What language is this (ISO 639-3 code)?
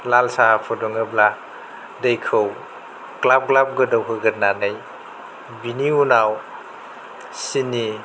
brx